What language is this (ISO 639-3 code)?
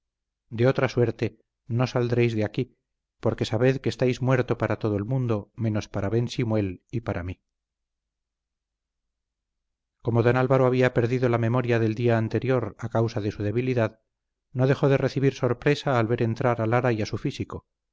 spa